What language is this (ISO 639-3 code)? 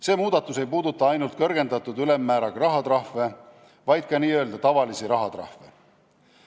est